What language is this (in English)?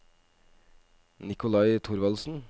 Norwegian